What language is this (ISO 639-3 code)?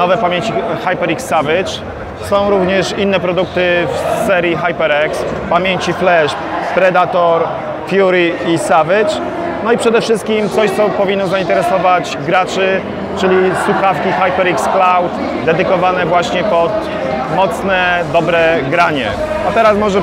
pol